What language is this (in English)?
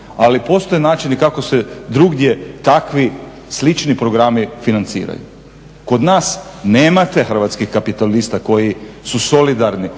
Croatian